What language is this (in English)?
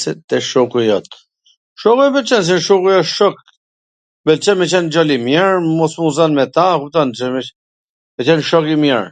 Gheg Albanian